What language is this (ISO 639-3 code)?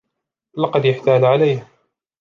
ara